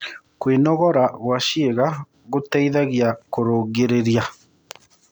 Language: Kikuyu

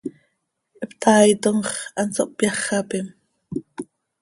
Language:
Seri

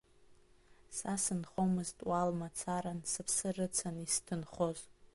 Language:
Abkhazian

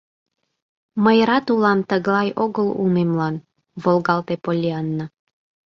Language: Mari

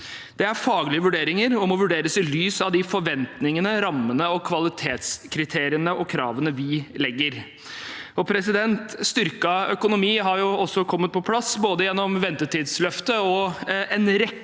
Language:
Norwegian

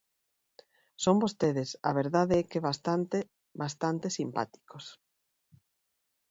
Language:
Galician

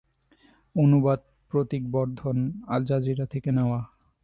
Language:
Bangla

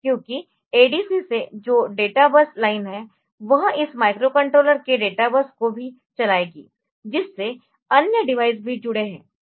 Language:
Hindi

